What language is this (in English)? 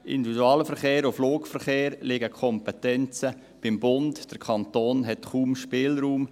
Swiss German